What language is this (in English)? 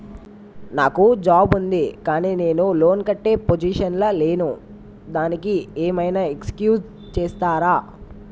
Telugu